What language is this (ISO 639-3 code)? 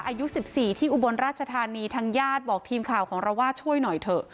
tha